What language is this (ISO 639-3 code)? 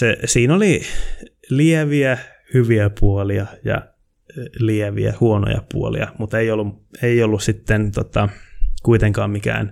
fin